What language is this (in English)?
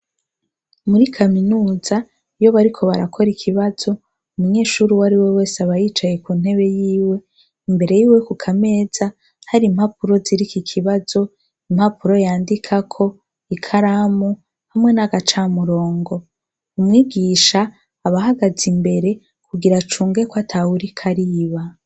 Rundi